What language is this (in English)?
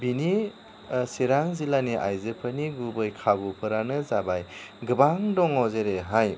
Bodo